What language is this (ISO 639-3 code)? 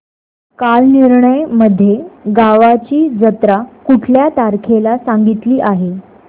mar